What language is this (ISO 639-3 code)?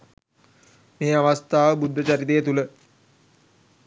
sin